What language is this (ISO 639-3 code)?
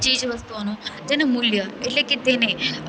guj